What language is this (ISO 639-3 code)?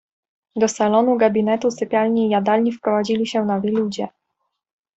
pol